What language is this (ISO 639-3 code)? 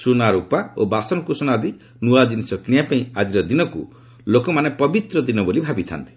ori